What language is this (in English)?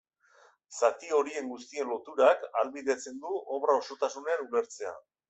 Basque